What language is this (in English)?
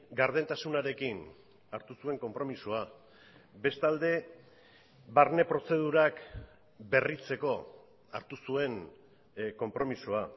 Basque